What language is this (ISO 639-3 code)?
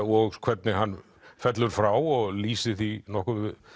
isl